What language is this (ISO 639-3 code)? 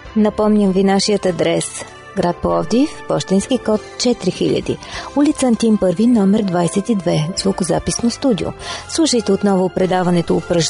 bul